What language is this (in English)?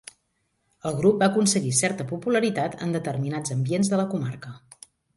Catalan